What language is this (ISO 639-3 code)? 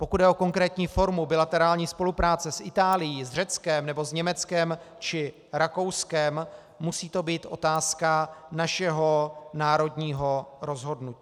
ces